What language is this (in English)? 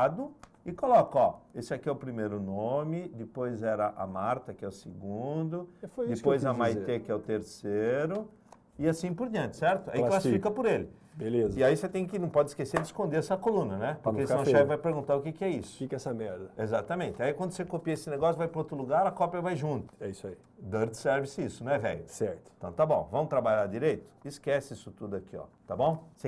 Portuguese